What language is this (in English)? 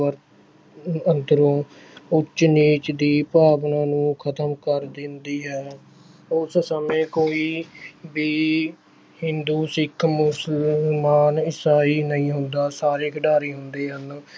Punjabi